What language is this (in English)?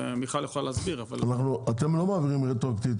Hebrew